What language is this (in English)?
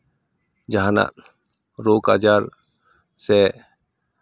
Santali